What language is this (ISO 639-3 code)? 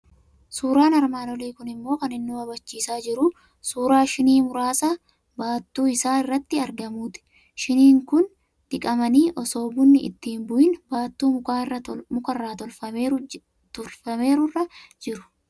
orm